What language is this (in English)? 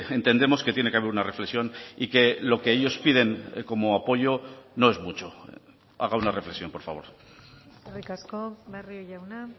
Spanish